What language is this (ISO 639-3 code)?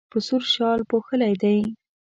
pus